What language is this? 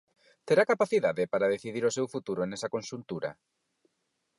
Galician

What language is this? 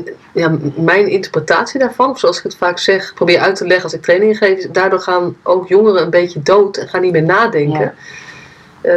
Dutch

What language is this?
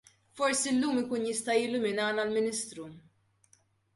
Maltese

